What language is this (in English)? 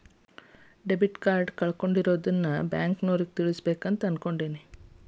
Kannada